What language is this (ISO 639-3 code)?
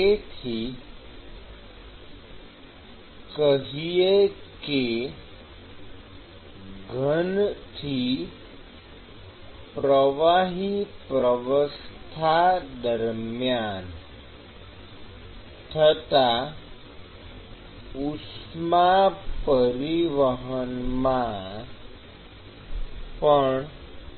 guj